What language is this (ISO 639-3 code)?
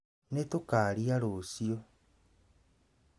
kik